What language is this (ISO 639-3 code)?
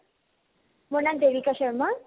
asm